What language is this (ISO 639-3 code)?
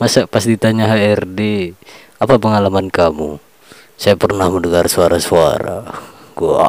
ind